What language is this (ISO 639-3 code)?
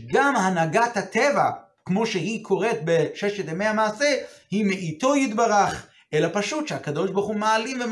heb